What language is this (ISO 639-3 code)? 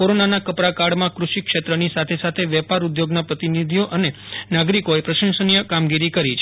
guj